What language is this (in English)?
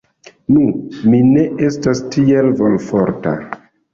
Esperanto